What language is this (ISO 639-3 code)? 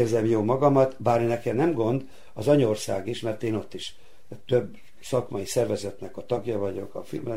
hun